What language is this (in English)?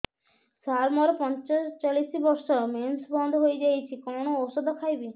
Odia